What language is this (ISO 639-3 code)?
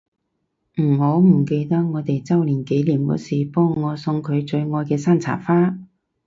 yue